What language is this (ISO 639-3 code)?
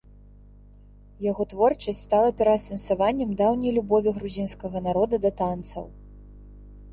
bel